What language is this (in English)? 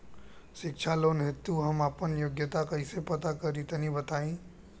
Bhojpuri